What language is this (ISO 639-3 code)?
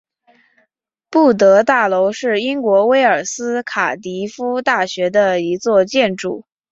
zho